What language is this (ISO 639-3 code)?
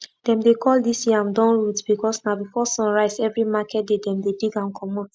pcm